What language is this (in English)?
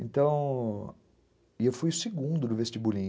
Portuguese